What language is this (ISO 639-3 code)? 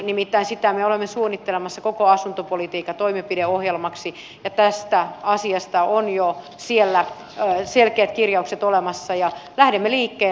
fin